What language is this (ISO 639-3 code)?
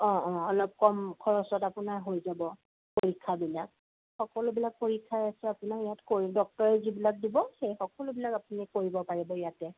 asm